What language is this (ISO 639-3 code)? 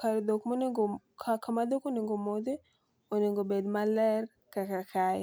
luo